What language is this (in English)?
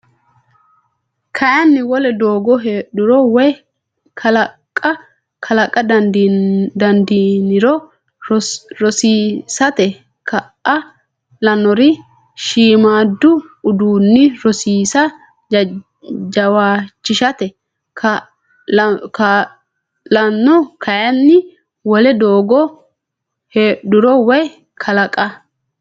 Sidamo